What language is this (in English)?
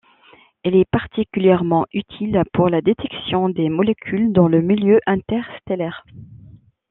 French